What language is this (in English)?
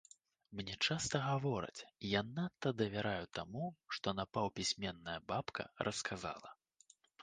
Belarusian